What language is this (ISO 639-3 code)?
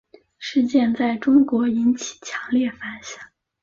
zho